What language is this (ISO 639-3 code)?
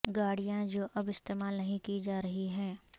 urd